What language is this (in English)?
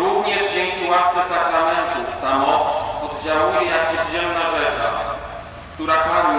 Polish